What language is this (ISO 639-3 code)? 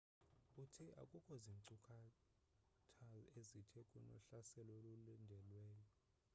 xho